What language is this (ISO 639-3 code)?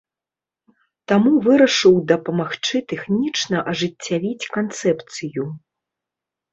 bel